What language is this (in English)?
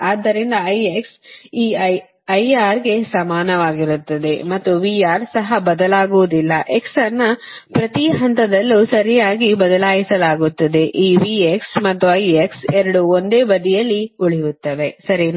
Kannada